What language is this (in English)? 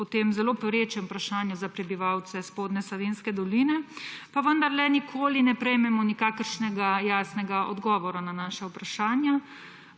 Slovenian